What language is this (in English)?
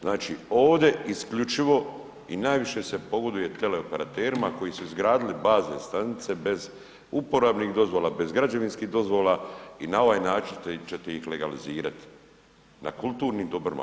Croatian